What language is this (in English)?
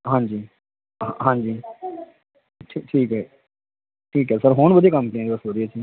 Punjabi